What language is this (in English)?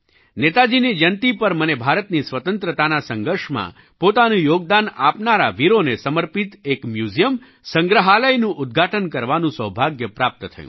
Gujarati